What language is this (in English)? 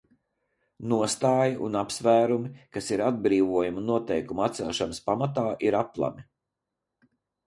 Latvian